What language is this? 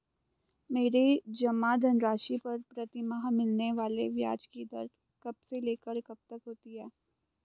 Hindi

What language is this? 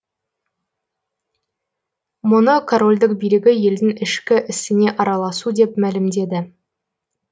Kazakh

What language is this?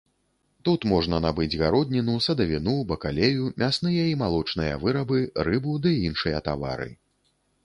Belarusian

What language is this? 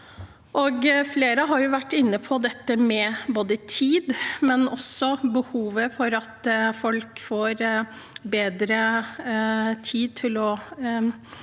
Norwegian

